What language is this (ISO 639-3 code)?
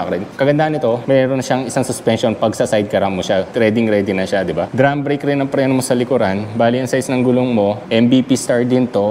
fil